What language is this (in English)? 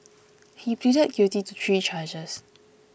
English